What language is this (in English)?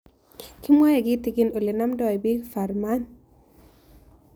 Kalenjin